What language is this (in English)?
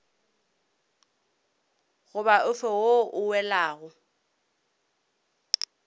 Northern Sotho